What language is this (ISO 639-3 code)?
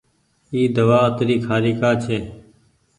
gig